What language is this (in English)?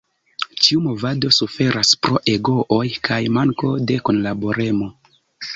Esperanto